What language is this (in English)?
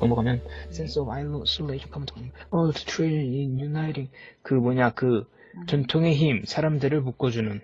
Korean